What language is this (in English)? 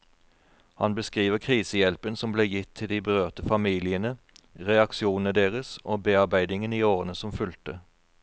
Norwegian